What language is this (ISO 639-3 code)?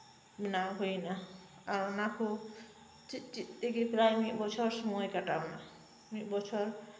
sat